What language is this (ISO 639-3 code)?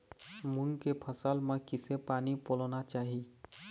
hne